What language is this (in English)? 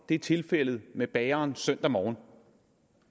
Danish